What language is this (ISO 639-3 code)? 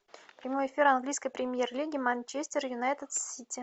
rus